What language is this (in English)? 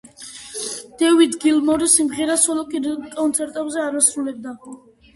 Georgian